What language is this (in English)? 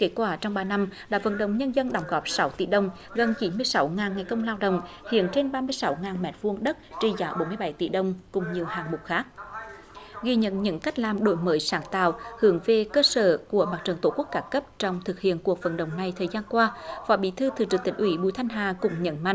Vietnamese